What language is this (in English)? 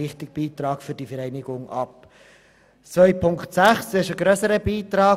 Swiss German